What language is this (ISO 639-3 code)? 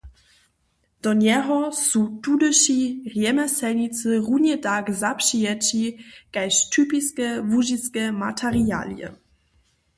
hsb